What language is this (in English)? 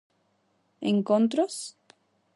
Galician